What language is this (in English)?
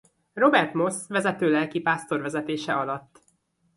Hungarian